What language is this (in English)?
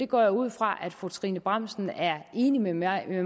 Danish